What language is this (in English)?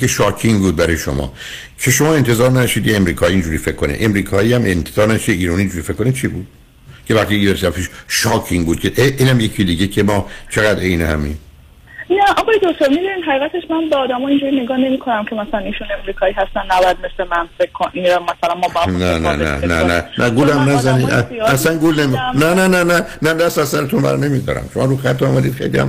Persian